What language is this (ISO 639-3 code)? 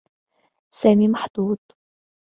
ara